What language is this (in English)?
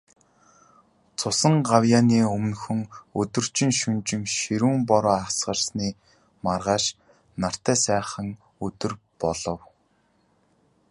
Mongolian